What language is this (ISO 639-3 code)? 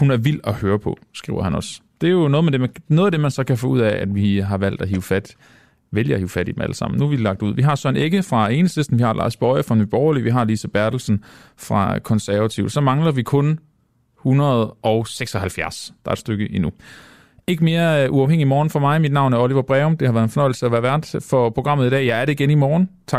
dan